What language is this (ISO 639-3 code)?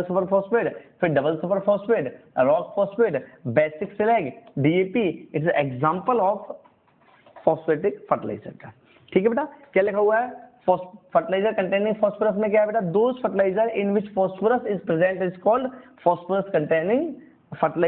hin